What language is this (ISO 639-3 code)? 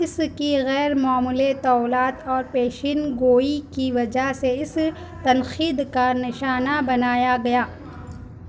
urd